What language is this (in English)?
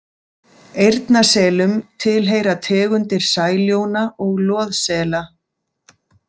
Icelandic